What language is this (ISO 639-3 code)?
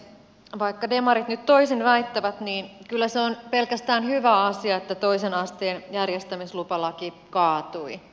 fin